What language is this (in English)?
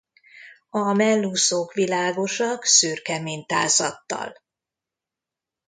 Hungarian